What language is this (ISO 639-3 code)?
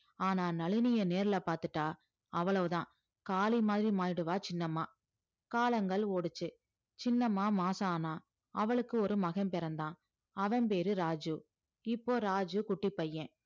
tam